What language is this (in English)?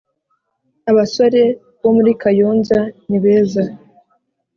Kinyarwanda